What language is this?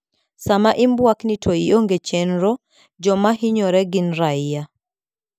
Luo (Kenya and Tanzania)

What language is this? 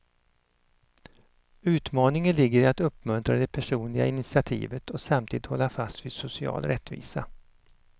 Swedish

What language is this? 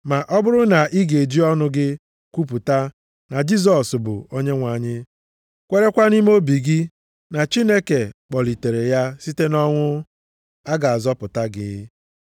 Igbo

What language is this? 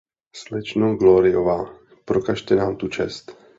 Czech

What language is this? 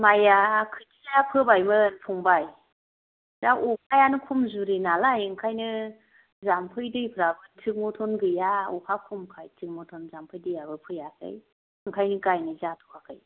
Bodo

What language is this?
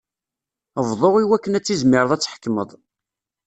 Kabyle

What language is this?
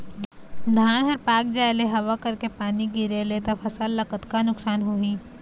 Chhattisgarhi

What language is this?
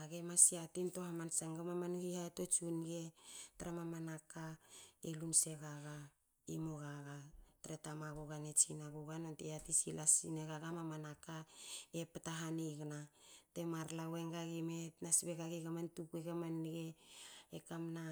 Hakö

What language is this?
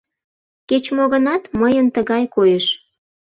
Mari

